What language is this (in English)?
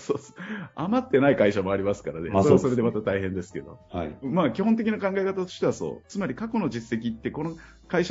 Japanese